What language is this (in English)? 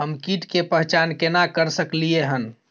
Maithili